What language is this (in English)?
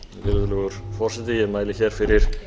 Icelandic